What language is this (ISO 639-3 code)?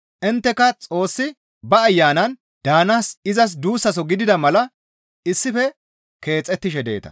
gmv